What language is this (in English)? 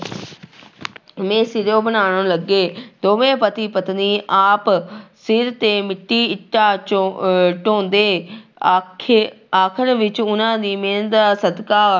Punjabi